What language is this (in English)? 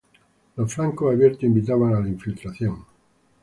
Spanish